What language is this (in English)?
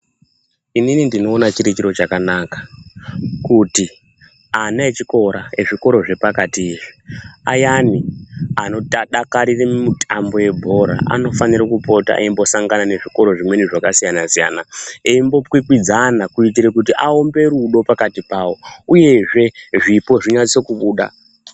Ndau